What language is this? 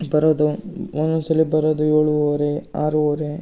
Kannada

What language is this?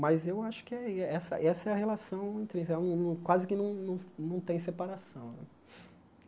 Portuguese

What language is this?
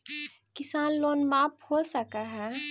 Magahi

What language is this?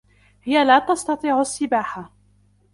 Arabic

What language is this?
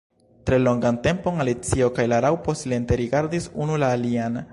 Esperanto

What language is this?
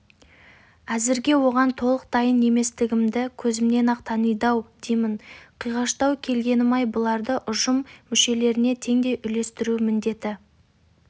Kazakh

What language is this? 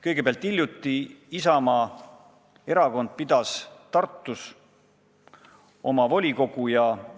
Estonian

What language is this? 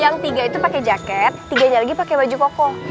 Indonesian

